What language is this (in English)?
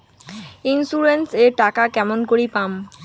Bangla